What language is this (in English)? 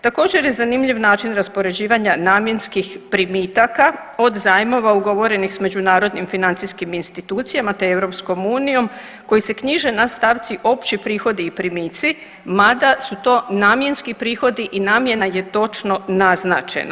Croatian